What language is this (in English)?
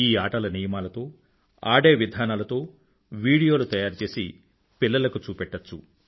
Telugu